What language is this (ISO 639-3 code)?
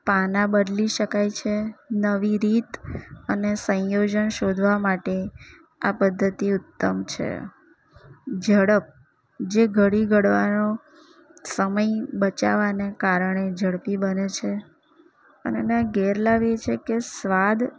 guj